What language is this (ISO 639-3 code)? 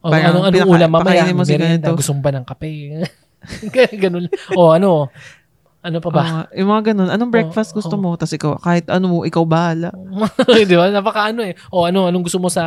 fil